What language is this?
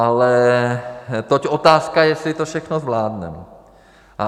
Czech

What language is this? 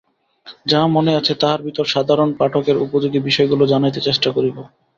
Bangla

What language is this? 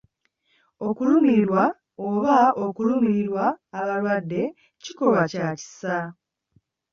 Ganda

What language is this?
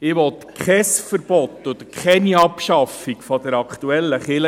Swiss German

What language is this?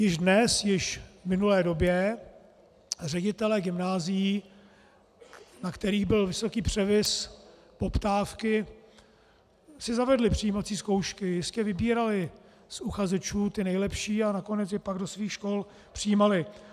Czech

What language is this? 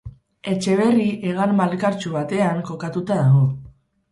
Basque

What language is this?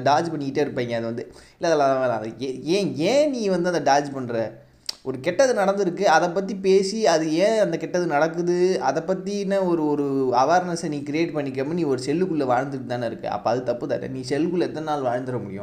Tamil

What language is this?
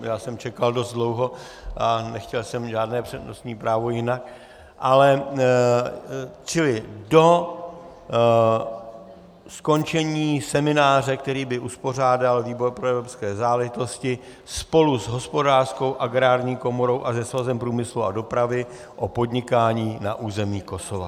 Czech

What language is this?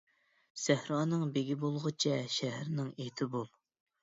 Uyghur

